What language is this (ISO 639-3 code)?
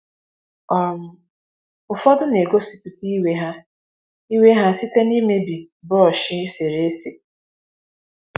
ibo